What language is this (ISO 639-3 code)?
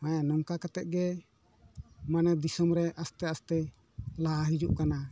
sat